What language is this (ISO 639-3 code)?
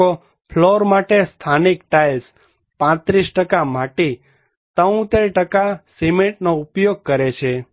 guj